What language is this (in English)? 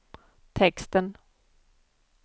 Swedish